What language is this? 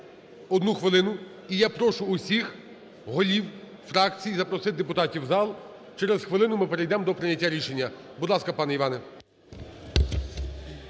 Ukrainian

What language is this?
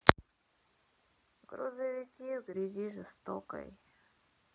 Russian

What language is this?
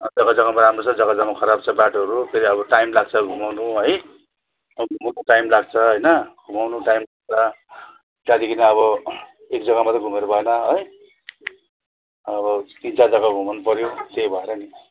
Nepali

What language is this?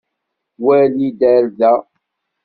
Kabyle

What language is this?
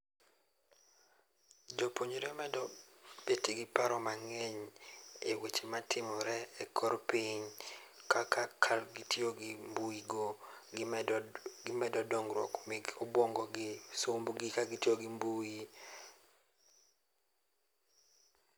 Luo (Kenya and Tanzania)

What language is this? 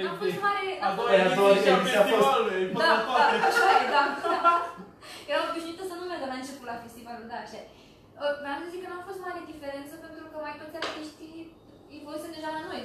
Romanian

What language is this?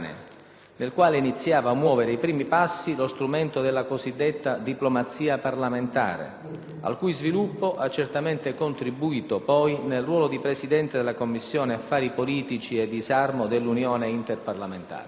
Italian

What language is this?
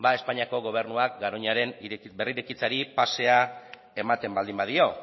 Basque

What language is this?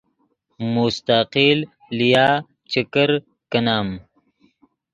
Yidgha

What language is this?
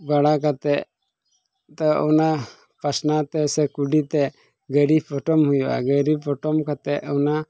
Santali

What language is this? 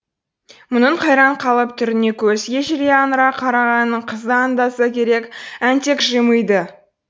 Kazakh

